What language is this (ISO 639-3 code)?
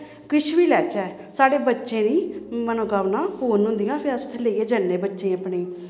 doi